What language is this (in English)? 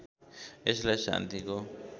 Nepali